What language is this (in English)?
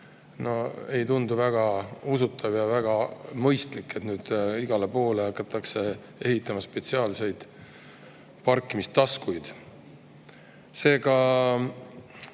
Estonian